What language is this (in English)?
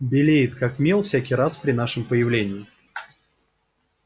Russian